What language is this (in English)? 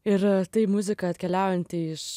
Lithuanian